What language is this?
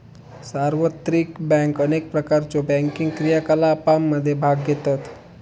Marathi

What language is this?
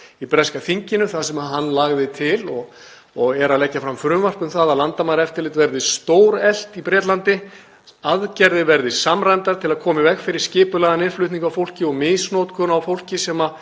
Icelandic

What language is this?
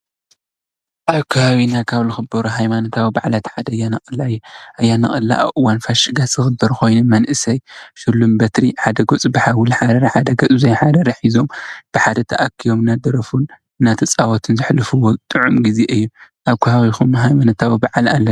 Tigrinya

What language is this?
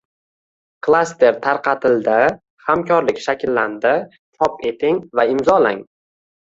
Uzbek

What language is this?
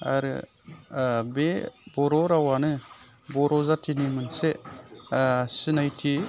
Bodo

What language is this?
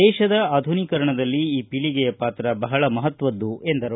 Kannada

